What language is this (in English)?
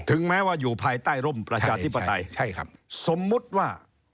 Thai